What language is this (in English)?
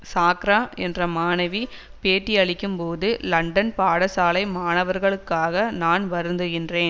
Tamil